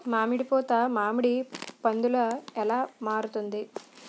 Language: Telugu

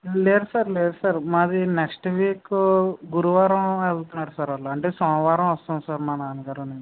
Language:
Telugu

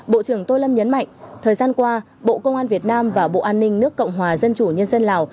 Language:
Vietnamese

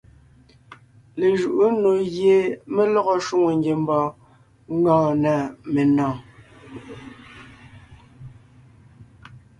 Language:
Ngiemboon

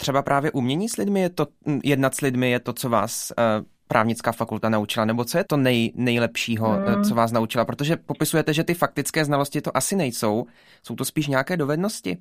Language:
Czech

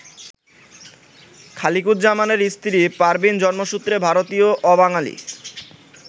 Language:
Bangla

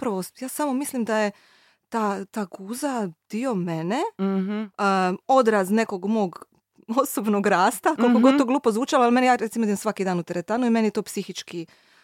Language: Croatian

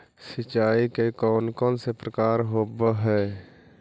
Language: Magahi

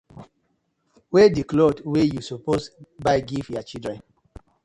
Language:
Nigerian Pidgin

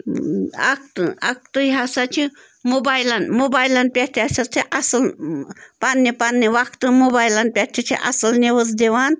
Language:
Kashmiri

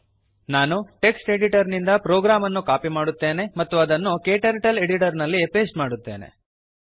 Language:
Kannada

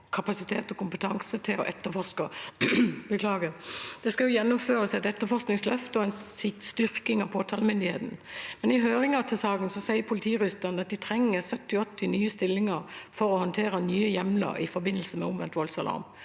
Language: Norwegian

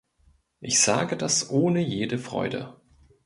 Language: German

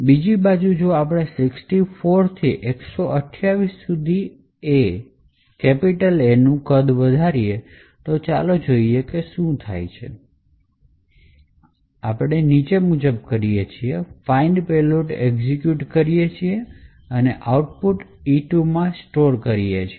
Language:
Gujarati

